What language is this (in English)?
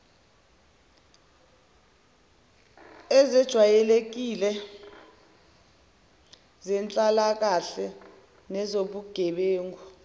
Zulu